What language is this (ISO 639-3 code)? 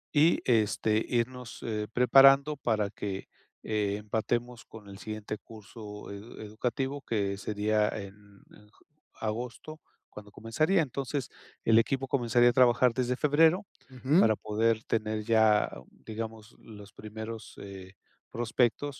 spa